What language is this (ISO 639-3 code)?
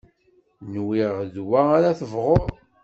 kab